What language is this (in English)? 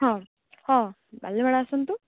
Odia